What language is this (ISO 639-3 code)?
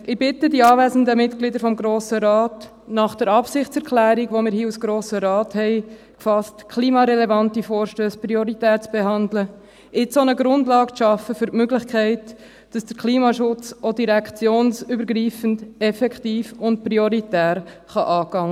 gsw